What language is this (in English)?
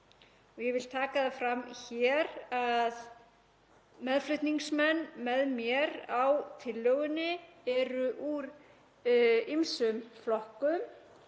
Icelandic